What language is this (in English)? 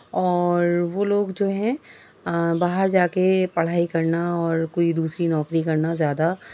Urdu